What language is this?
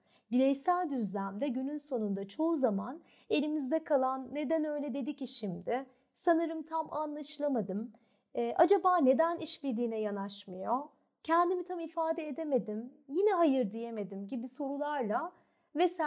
Turkish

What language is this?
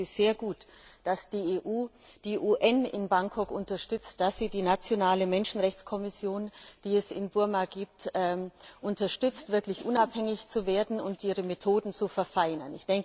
German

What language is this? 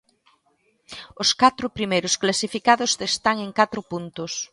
Galician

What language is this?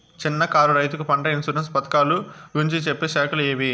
Telugu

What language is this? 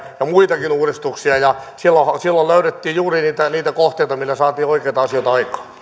Finnish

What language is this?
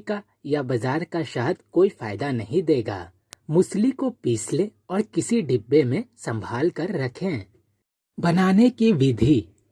Hindi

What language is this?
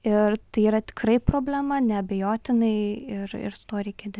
Lithuanian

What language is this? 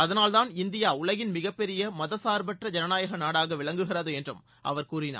Tamil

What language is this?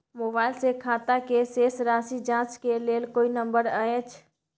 Maithili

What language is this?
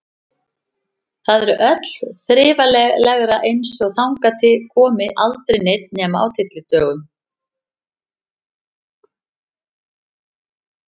Icelandic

